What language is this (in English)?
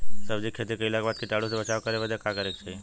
Bhojpuri